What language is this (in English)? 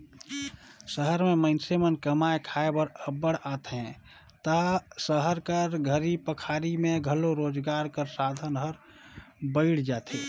Chhattisgarhi